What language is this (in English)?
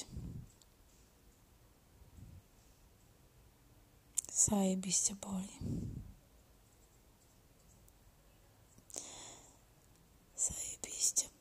Polish